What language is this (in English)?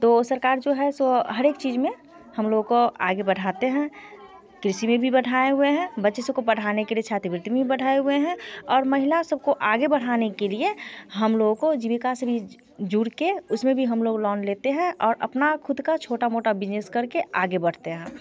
Hindi